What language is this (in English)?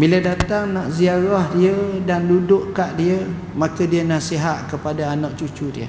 Malay